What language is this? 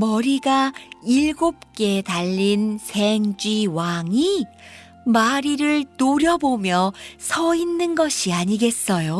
Korean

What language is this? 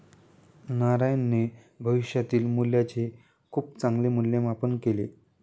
Marathi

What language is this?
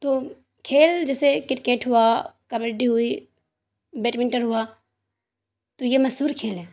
Urdu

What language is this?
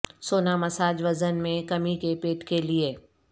Urdu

